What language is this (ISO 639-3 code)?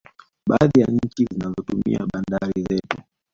swa